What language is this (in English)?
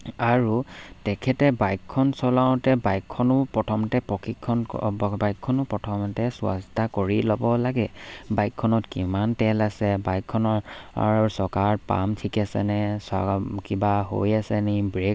Assamese